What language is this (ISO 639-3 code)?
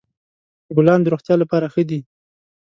pus